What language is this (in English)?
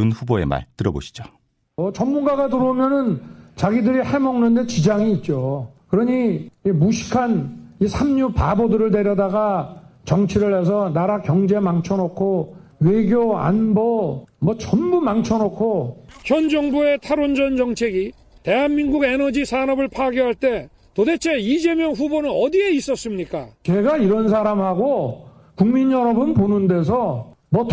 Korean